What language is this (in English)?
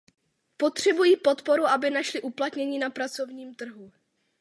Czech